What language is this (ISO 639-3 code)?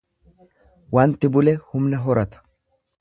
orm